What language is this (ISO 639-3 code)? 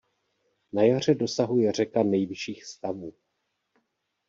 ces